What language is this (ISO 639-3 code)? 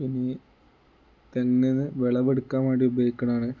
mal